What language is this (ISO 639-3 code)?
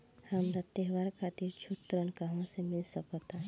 bho